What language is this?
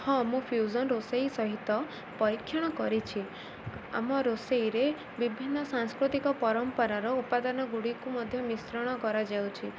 Odia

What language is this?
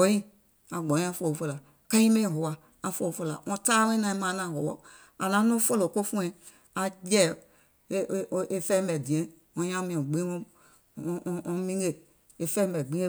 Gola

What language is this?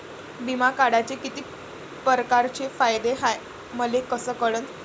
Marathi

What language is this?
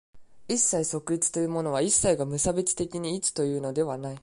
Japanese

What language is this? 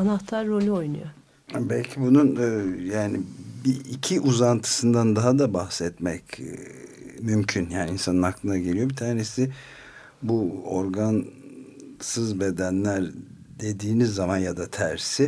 Turkish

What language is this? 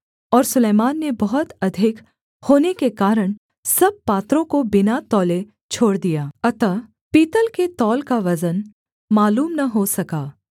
Hindi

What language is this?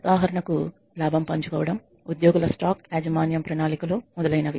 Telugu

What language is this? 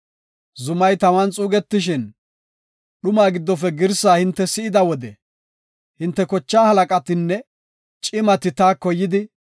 Gofa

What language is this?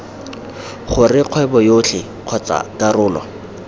Tswana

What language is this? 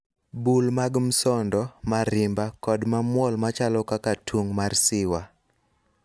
Luo (Kenya and Tanzania)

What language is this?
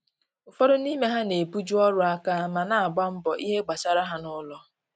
Igbo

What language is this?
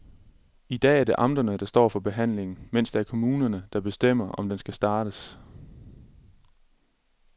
Danish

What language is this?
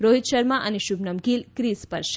Gujarati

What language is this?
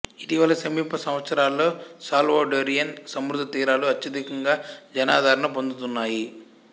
Telugu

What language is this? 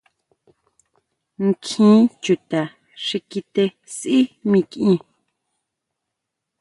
Huautla Mazatec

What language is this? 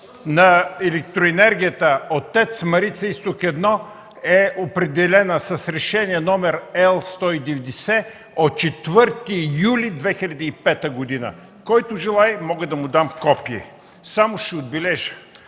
Bulgarian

